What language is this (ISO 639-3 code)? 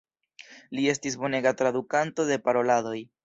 epo